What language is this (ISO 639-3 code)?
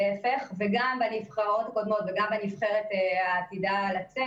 heb